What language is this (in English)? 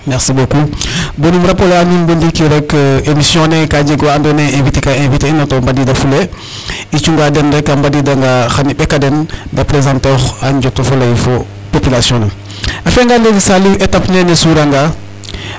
Serer